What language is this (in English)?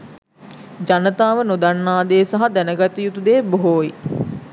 Sinhala